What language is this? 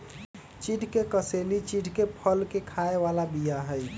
Magahi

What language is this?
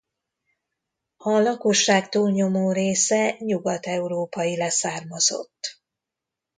Hungarian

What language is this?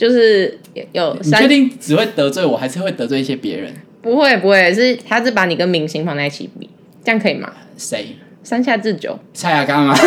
Chinese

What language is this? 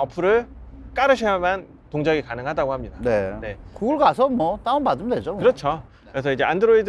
Korean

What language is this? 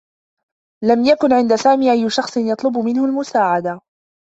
Arabic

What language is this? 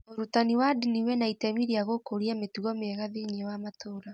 Kikuyu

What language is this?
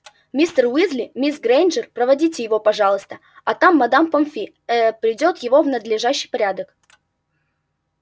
Russian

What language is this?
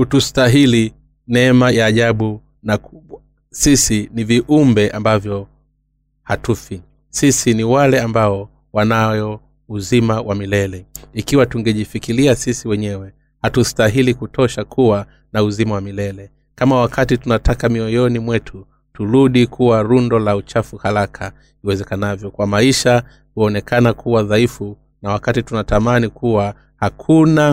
Swahili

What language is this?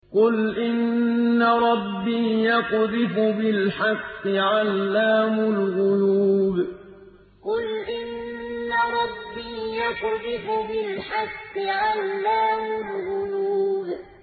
Arabic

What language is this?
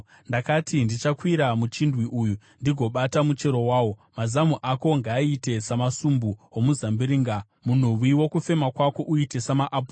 Shona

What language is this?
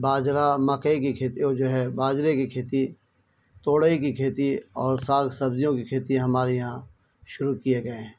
Urdu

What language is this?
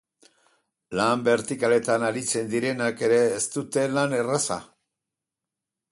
Basque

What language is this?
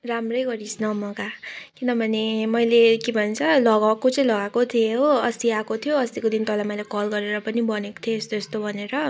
Nepali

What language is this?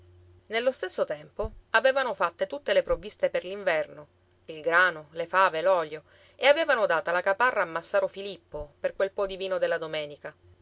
Italian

